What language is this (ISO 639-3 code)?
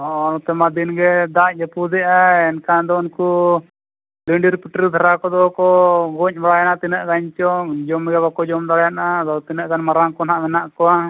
sat